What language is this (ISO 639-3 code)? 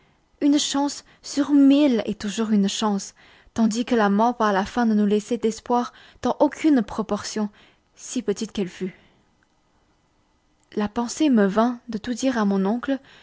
fra